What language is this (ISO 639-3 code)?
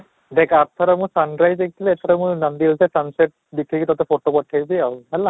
ori